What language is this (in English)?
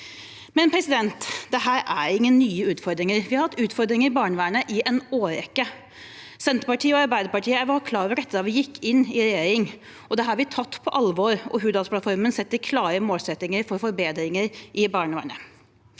Norwegian